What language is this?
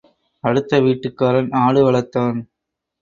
Tamil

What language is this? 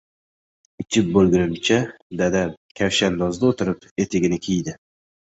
Uzbek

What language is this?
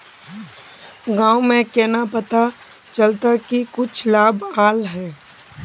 Magahi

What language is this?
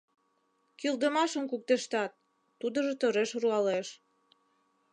Mari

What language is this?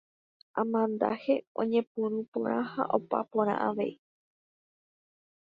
Guarani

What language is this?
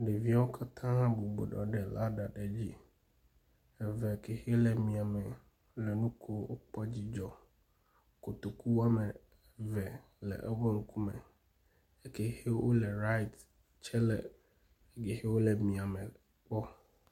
Ewe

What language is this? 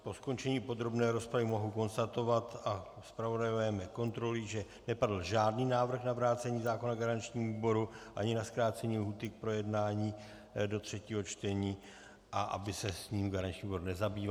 Czech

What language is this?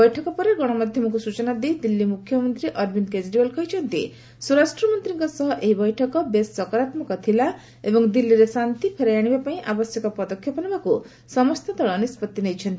Odia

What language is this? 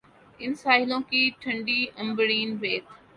Urdu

